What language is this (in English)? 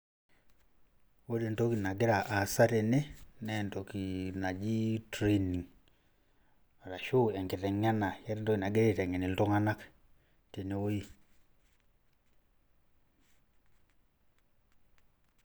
Masai